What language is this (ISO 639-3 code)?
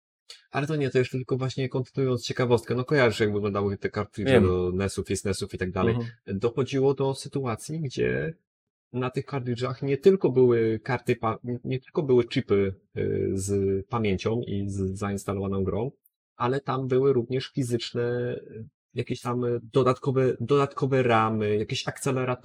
pol